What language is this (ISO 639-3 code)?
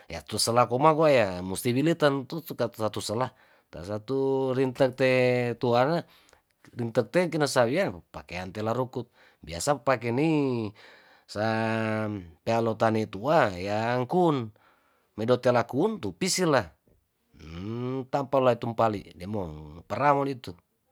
tdn